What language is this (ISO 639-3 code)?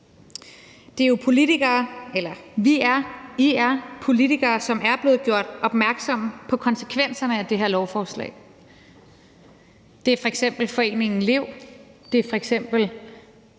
dan